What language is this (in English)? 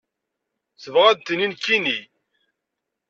Kabyle